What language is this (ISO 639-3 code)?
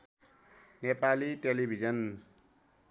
nep